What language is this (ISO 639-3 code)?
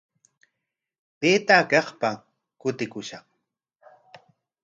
qwa